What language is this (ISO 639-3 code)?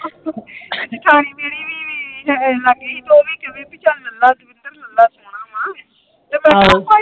pan